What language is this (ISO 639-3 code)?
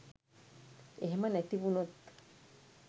sin